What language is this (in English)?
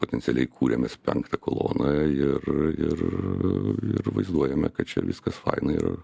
Lithuanian